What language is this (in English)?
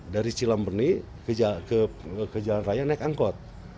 Indonesian